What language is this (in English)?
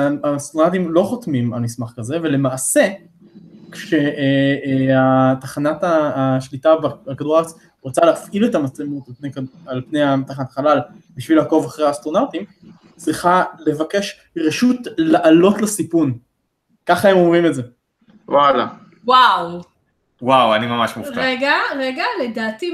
Hebrew